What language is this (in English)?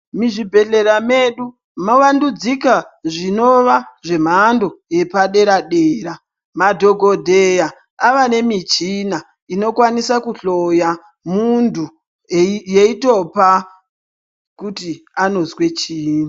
Ndau